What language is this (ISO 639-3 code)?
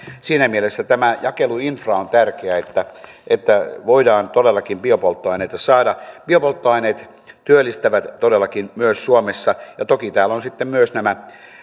fin